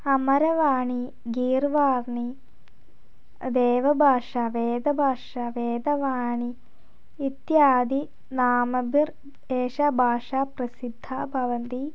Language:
Sanskrit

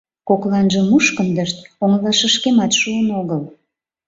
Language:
Mari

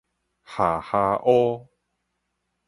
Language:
Min Nan Chinese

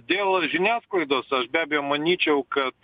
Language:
Lithuanian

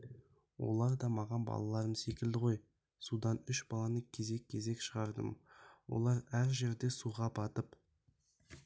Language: Kazakh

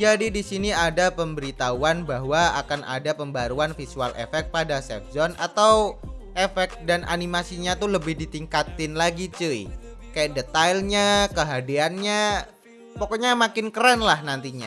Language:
Indonesian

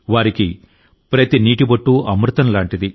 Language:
Telugu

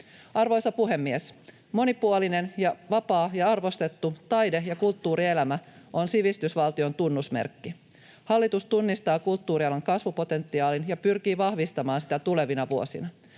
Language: Finnish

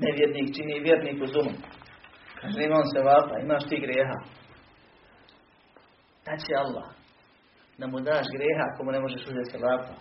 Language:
Croatian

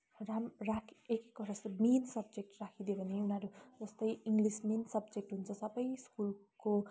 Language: Nepali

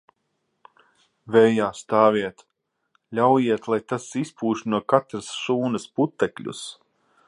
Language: Latvian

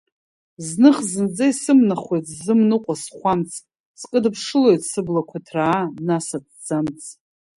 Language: Abkhazian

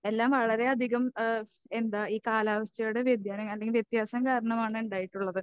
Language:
Malayalam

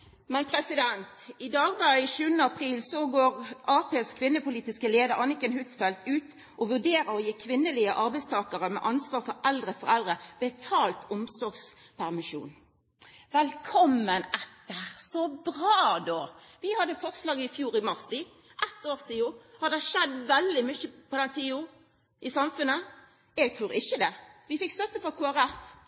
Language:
Norwegian Nynorsk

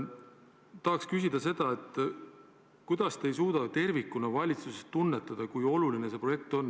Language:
Estonian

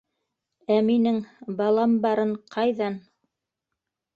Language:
Bashkir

